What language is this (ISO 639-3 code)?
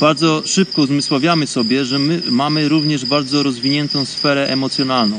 pol